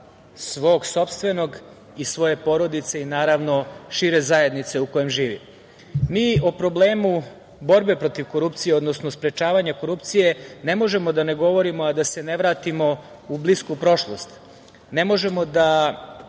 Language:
Serbian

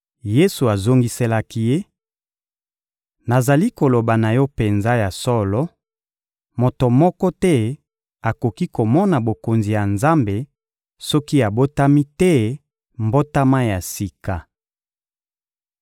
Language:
Lingala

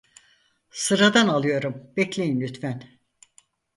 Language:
Turkish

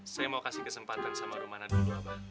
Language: Indonesian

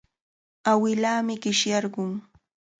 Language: Cajatambo North Lima Quechua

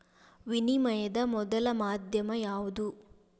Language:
Kannada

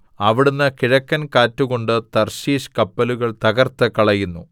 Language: Malayalam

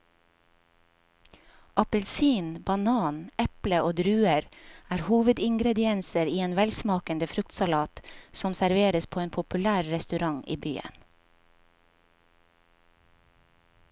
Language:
Norwegian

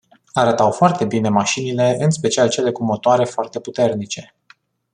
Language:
Romanian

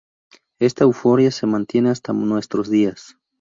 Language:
Spanish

